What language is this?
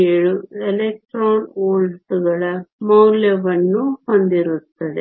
Kannada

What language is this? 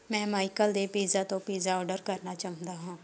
Punjabi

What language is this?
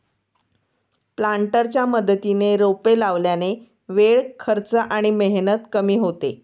Marathi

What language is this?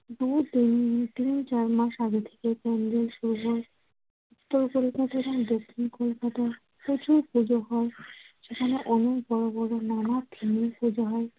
Bangla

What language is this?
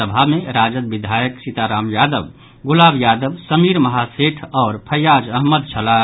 Maithili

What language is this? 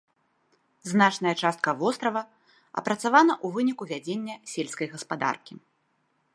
Belarusian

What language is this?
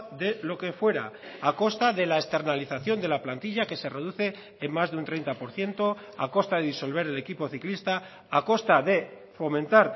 Spanish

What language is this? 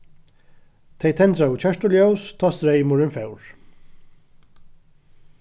Faroese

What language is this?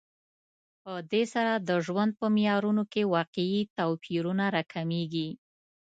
Pashto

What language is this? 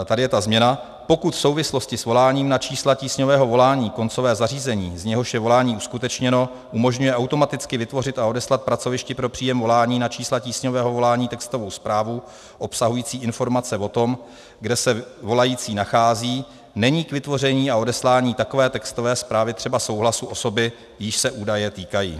Czech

